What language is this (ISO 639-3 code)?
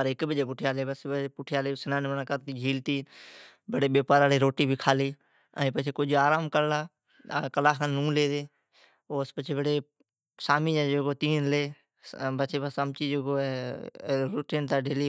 odk